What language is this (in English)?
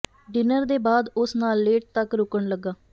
Punjabi